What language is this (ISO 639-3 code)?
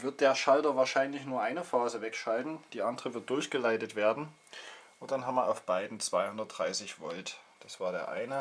deu